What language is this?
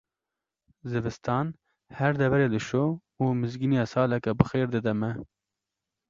Kurdish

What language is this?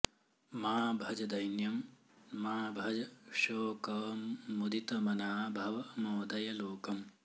Sanskrit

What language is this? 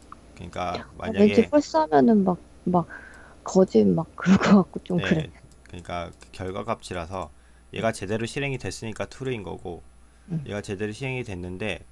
Korean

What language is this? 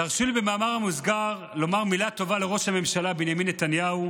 Hebrew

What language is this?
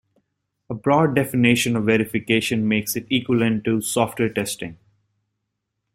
English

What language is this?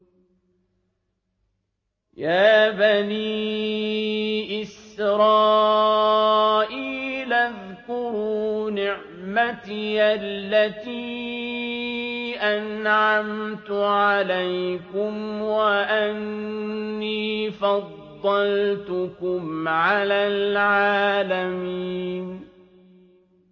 Arabic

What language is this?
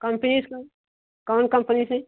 Hindi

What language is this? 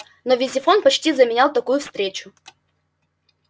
Russian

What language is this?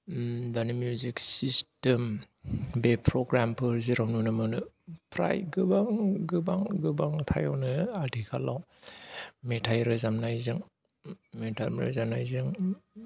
Bodo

